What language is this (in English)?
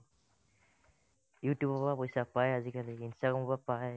Assamese